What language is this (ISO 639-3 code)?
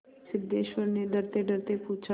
hin